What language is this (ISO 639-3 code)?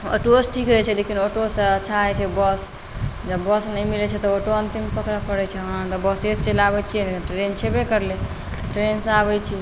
mai